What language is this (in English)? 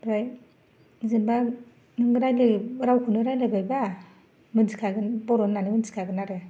Bodo